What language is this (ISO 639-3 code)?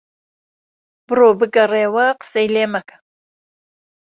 ckb